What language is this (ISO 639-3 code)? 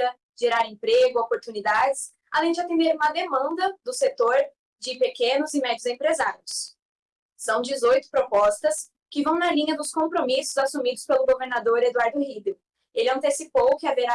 por